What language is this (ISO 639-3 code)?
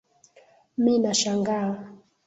swa